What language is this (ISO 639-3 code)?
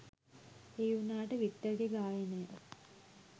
sin